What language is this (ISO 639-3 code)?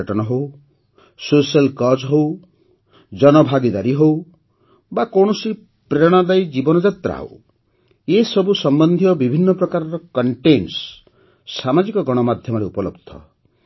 ori